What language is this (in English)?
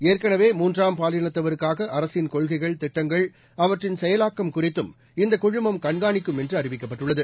Tamil